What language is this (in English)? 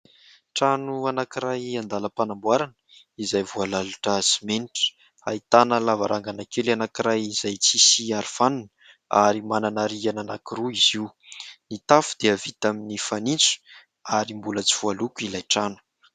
Malagasy